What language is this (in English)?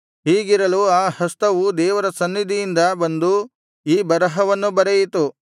Kannada